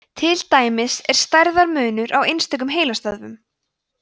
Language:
Icelandic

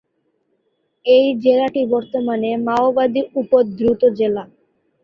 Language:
Bangla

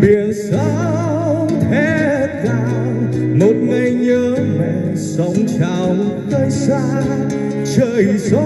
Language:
Vietnamese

